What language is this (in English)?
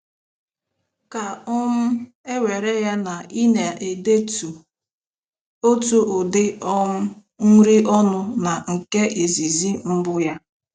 Igbo